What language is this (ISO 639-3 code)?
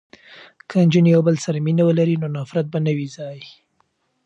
pus